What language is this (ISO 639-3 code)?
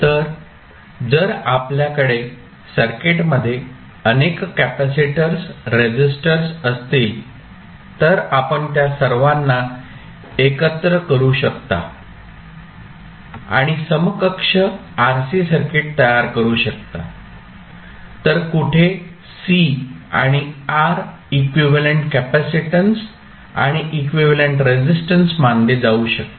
mar